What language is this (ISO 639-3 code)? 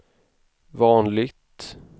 swe